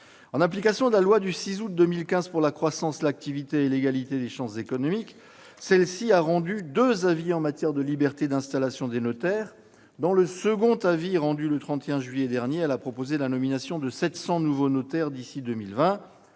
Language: French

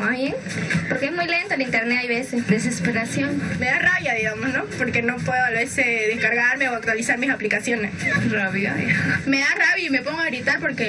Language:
Spanish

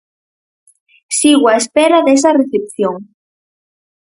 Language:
Galician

